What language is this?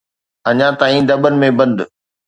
Sindhi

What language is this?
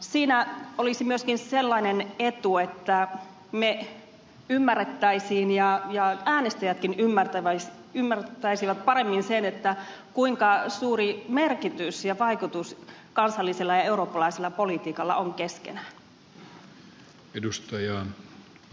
Finnish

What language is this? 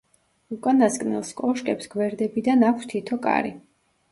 Georgian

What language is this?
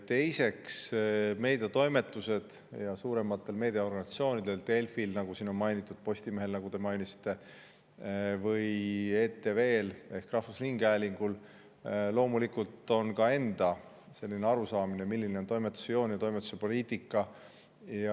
Estonian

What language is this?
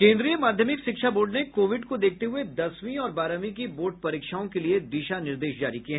Hindi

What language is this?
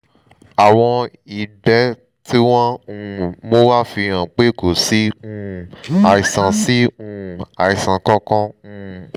Yoruba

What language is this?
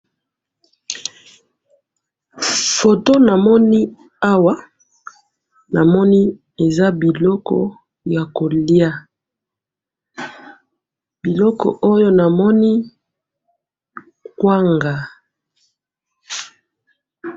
Lingala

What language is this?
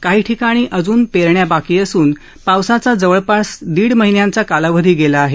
Marathi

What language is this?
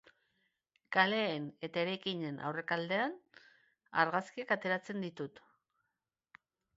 Basque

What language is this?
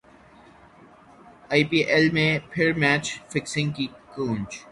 Urdu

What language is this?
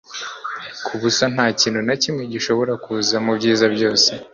Kinyarwanda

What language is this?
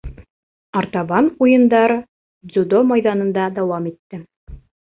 Bashkir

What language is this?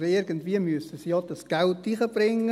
Swiss German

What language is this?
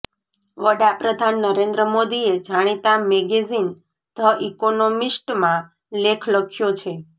Gujarati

